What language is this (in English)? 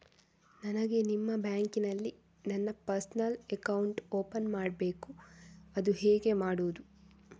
Kannada